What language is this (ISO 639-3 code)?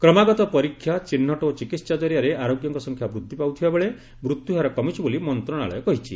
ori